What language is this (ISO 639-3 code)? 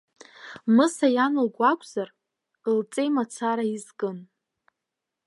abk